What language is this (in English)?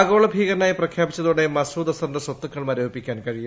Malayalam